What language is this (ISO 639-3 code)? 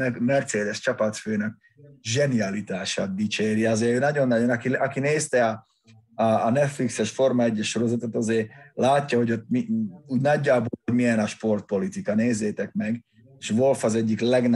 hun